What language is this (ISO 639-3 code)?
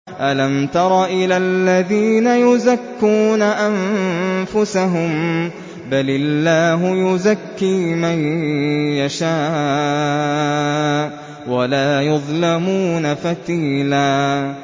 ara